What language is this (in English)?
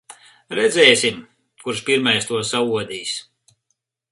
Latvian